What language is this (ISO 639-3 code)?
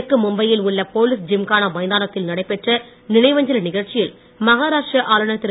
tam